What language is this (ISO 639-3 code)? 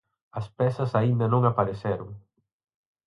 glg